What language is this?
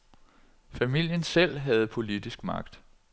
Danish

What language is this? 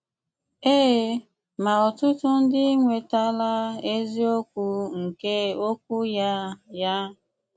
Igbo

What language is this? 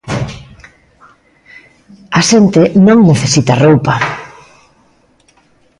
Galician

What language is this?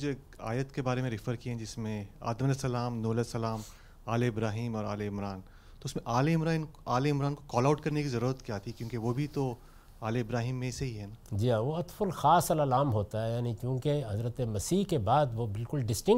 Urdu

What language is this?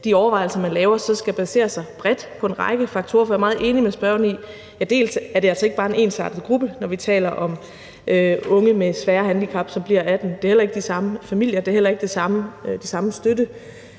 Danish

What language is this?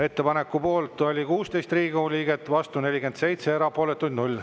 Estonian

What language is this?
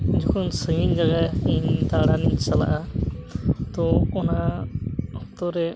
Santali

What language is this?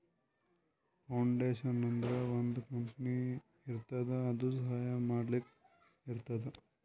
Kannada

